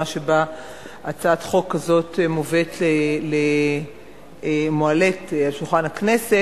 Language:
Hebrew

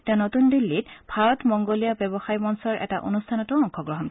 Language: Assamese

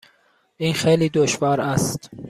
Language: Persian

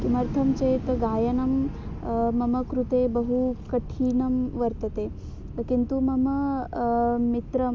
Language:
Sanskrit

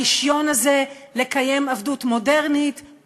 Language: Hebrew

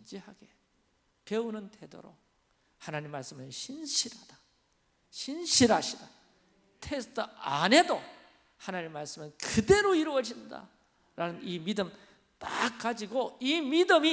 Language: Korean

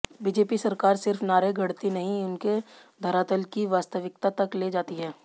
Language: Hindi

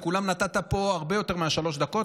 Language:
Hebrew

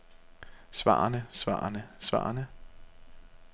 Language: Danish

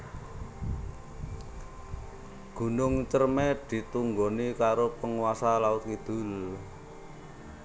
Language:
Javanese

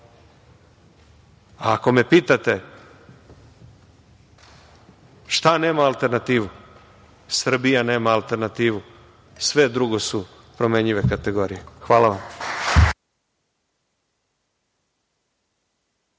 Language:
Serbian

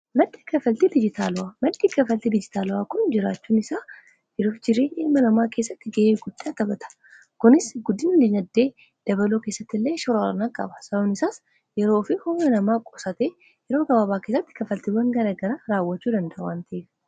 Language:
Oromo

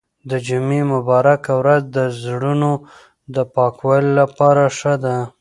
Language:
Pashto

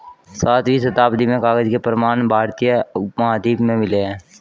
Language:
Hindi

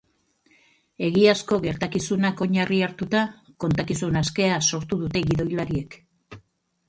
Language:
Basque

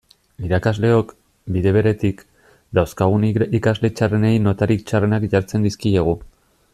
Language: Basque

